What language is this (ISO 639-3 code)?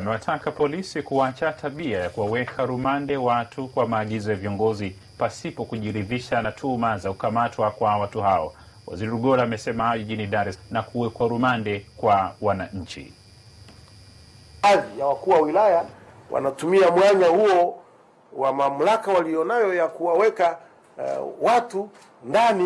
swa